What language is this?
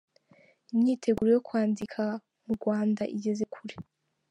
Kinyarwanda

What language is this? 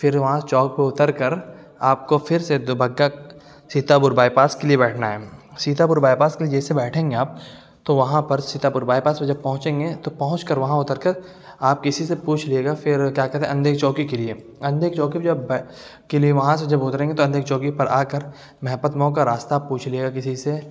Urdu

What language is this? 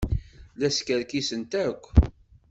Kabyle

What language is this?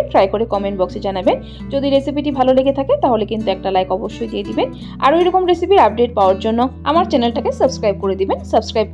Bangla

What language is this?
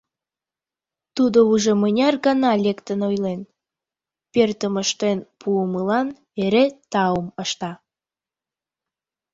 Mari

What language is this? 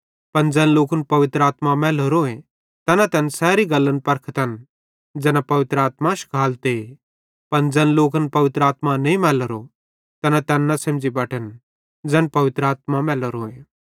Bhadrawahi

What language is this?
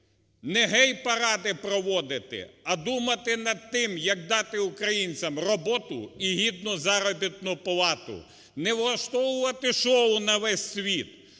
Ukrainian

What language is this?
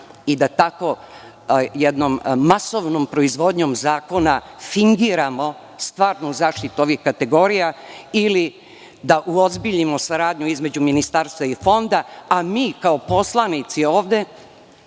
Serbian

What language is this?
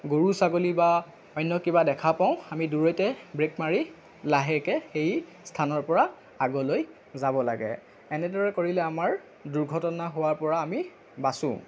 Assamese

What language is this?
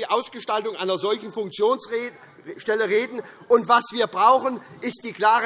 German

